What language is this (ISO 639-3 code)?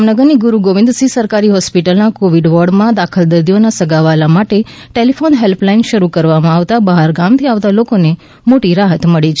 guj